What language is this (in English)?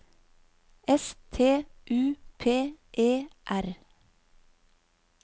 Norwegian